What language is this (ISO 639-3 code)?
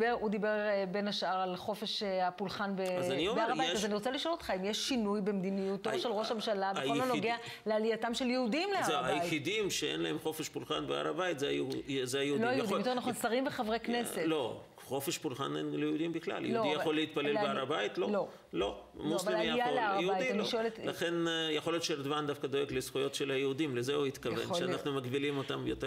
heb